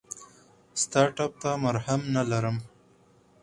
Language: Pashto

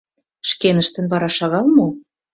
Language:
Mari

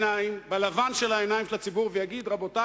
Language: Hebrew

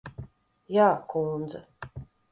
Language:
Latvian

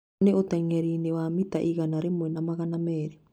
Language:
Kikuyu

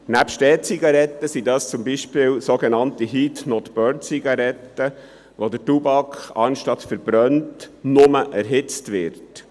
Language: Swiss German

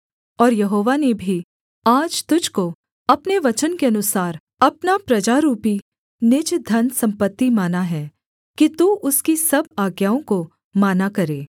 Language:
Hindi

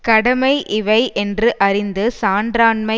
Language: Tamil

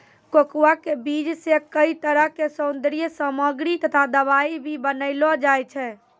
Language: Maithili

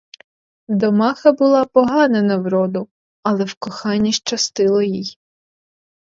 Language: Ukrainian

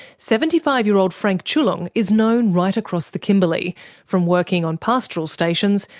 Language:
English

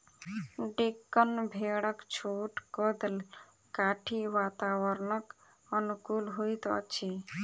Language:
Maithili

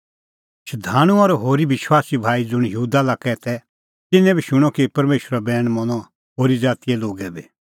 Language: Kullu Pahari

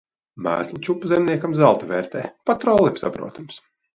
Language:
Latvian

